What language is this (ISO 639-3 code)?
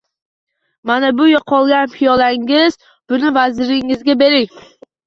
uzb